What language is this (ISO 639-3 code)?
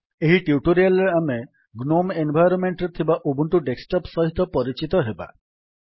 ori